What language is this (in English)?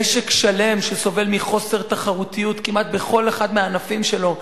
Hebrew